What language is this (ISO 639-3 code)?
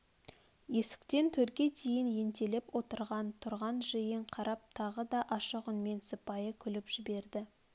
kaz